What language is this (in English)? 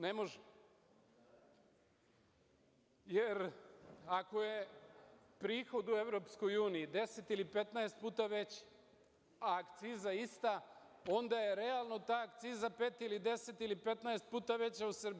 Serbian